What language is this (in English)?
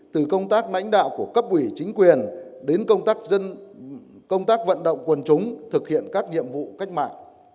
Vietnamese